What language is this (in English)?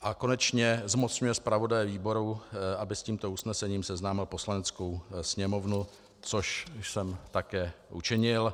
Czech